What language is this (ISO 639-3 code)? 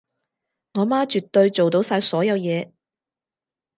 yue